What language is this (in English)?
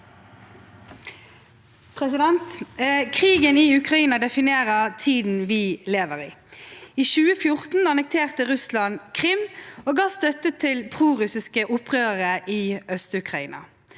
Norwegian